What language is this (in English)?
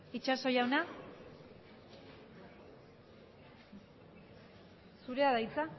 Basque